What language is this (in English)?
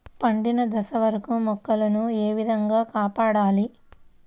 Telugu